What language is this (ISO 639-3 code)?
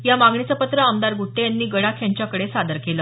mar